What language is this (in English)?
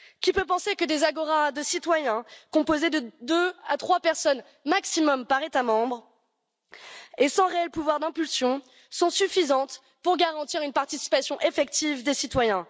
French